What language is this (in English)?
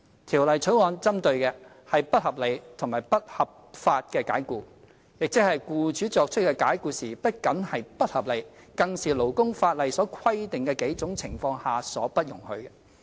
Cantonese